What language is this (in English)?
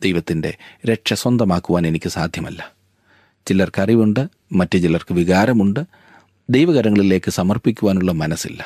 Malayalam